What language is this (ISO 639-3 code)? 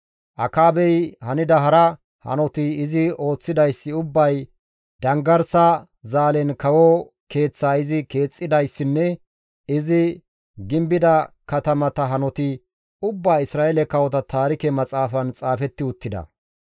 gmv